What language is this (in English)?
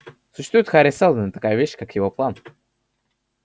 Russian